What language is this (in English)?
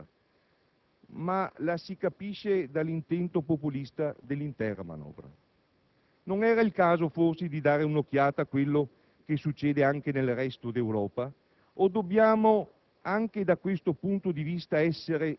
Italian